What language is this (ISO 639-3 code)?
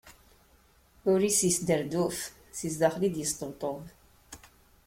kab